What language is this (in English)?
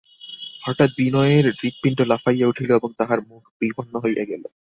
Bangla